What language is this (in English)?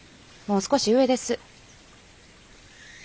Japanese